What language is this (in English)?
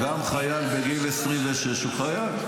Hebrew